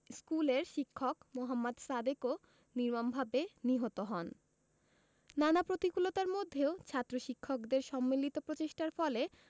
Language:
Bangla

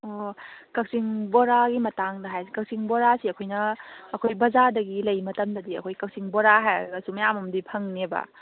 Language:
Manipuri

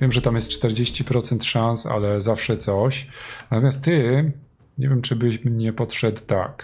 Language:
Polish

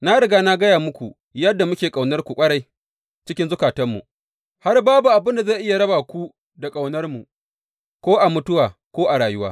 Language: Hausa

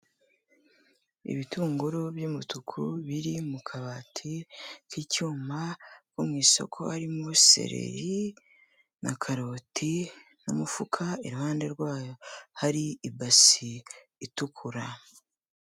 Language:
Kinyarwanda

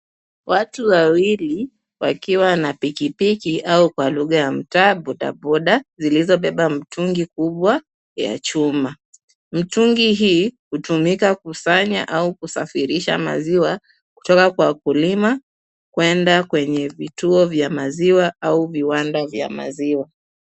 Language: Swahili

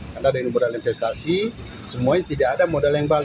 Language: Indonesian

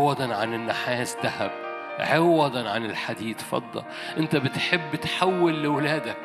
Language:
Arabic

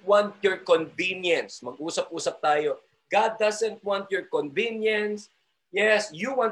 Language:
Filipino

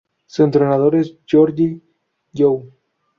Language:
Spanish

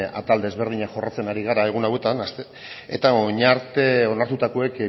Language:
Basque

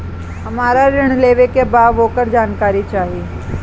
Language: Bhojpuri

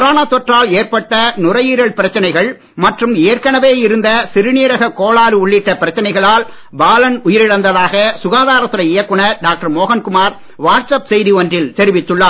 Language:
Tamil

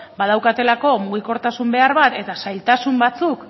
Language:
Basque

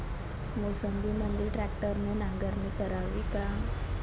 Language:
Marathi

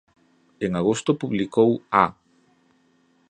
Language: Galician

